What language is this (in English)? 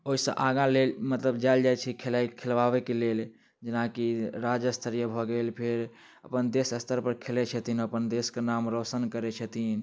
Maithili